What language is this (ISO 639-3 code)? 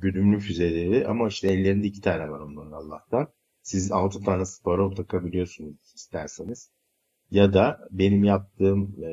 tur